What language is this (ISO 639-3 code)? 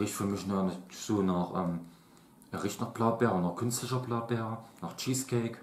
deu